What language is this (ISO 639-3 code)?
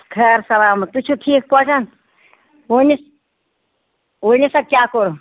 kas